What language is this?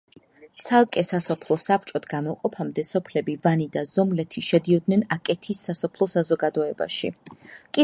Georgian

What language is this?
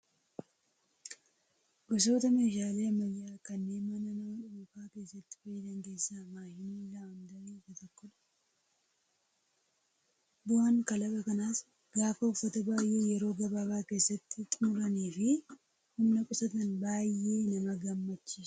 Oromo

